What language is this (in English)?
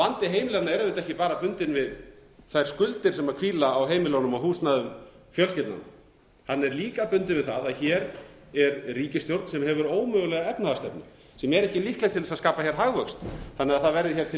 Icelandic